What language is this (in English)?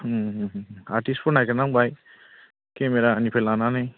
Bodo